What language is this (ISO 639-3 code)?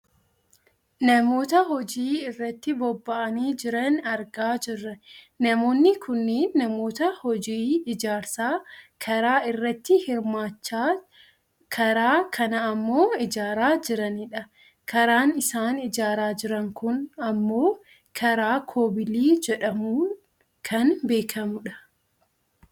orm